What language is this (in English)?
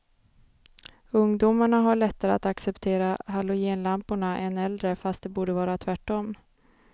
Swedish